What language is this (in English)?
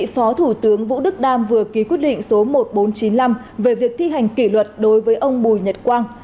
Vietnamese